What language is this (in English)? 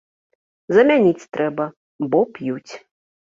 Belarusian